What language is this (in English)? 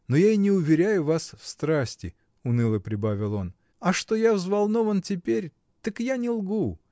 Russian